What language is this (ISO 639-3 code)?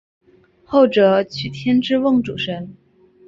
zho